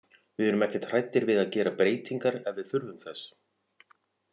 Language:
Icelandic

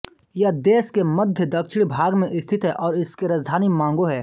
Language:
Hindi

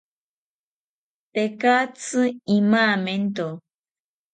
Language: South Ucayali Ashéninka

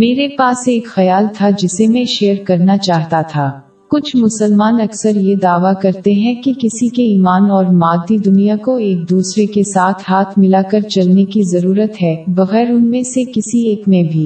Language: Urdu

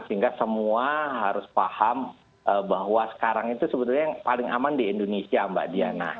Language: Indonesian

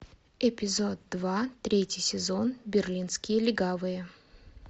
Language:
Russian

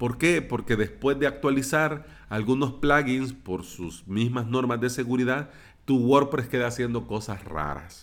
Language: Spanish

